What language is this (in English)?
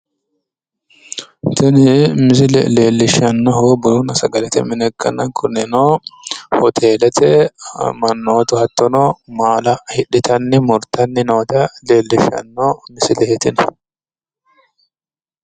Sidamo